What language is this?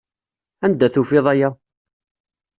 Kabyle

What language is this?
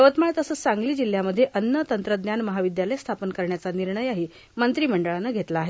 Marathi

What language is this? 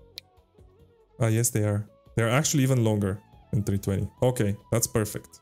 English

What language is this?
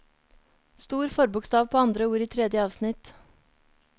Norwegian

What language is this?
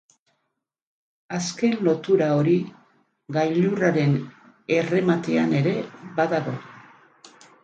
Basque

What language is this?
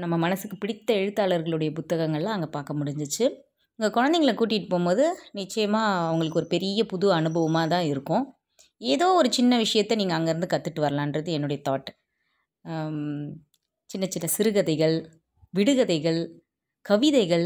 Tamil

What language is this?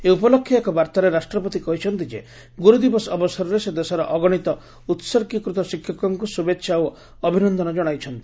Odia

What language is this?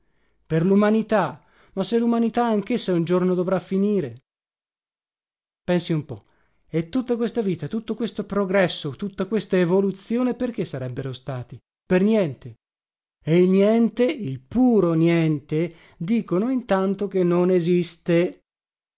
Italian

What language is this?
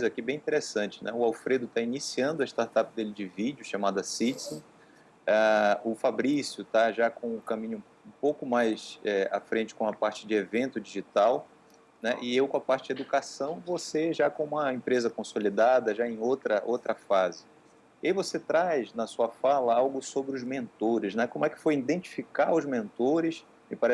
Portuguese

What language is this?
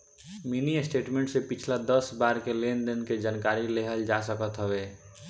Bhojpuri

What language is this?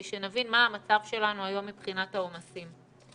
Hebrew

